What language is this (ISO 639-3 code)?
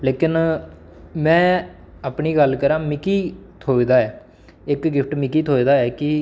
doi